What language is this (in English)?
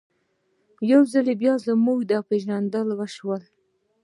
Pashto